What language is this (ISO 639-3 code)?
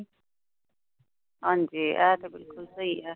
pan